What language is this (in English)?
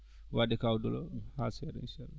Fula